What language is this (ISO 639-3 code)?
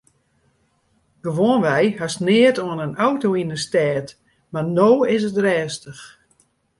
fry